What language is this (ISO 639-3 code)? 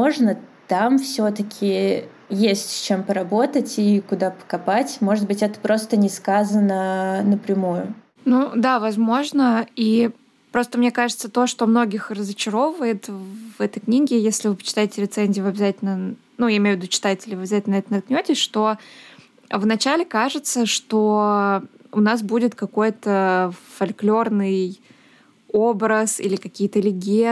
rus